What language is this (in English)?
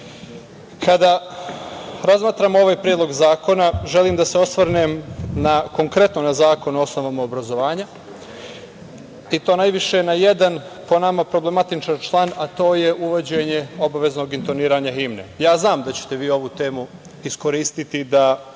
Serbian